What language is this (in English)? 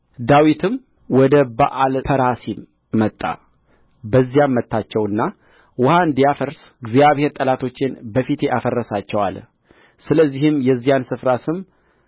Amharic